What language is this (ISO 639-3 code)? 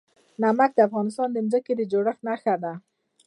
pus